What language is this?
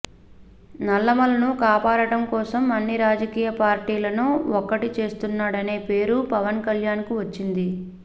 Telugu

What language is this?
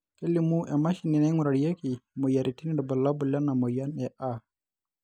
Masai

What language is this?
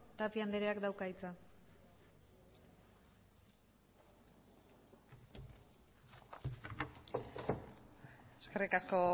Basque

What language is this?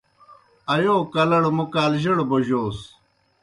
Kohistani Shina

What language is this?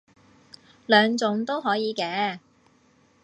Cantonese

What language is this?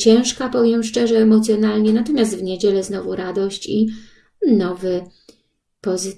Polish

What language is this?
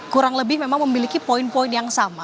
Indonesian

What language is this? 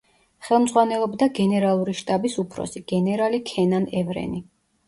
Georgian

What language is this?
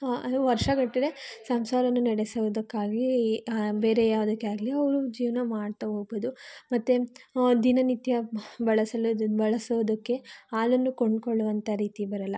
Kannada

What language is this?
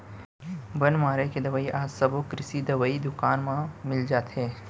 Chhattisgarhi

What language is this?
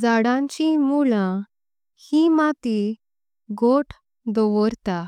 Konkani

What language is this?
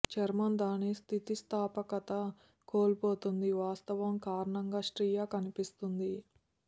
Telugu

